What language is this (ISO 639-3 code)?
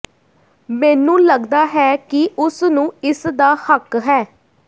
pan